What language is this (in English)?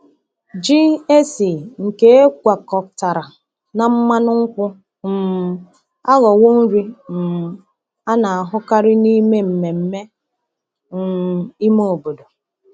Igbo